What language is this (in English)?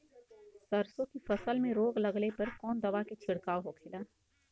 Bhojpuri